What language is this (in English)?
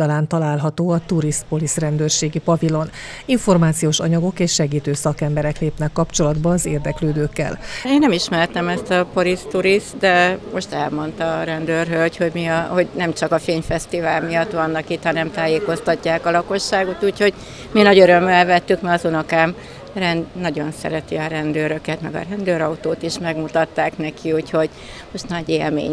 Hungarian